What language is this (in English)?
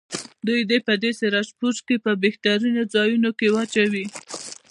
Pashto